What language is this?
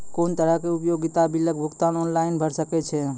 Maithili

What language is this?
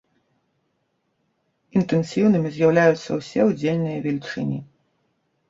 Belarusian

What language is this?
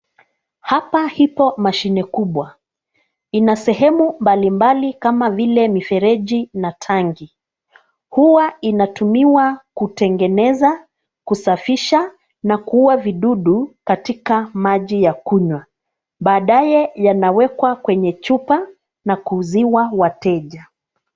Swahili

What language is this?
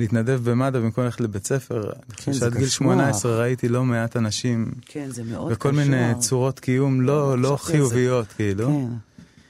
Hebrew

